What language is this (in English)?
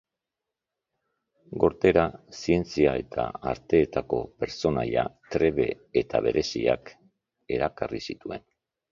Basque